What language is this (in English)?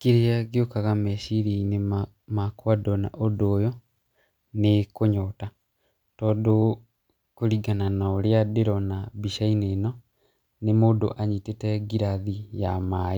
Kikuyu